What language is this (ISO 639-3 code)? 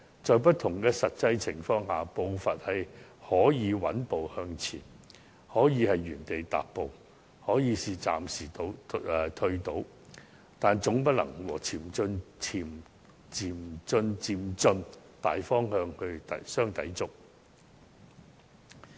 yue